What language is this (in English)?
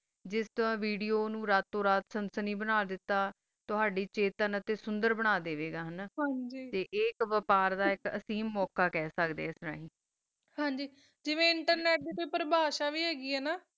Punjabi